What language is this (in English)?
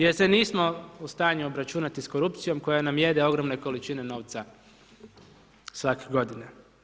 Croatian